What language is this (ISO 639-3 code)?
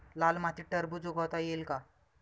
mar